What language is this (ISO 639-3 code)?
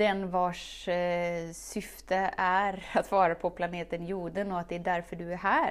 swe